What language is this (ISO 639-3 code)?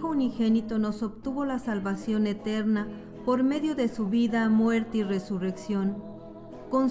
spa